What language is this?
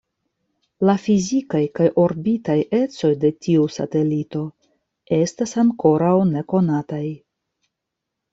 Esperanto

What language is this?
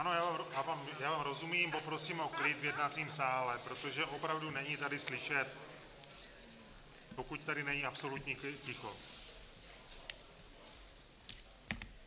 Czech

